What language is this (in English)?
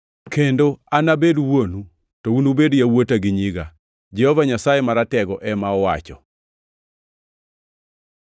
Luo (Kenya and Tanzania)